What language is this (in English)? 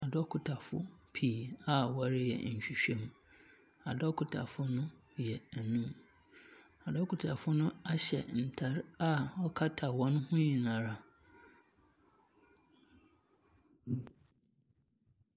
Akan